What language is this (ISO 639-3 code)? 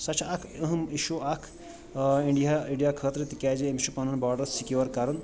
kas